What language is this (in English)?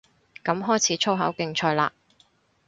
Cantonese